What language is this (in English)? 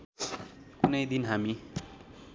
Nepali